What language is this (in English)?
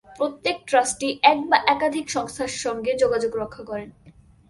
Bangla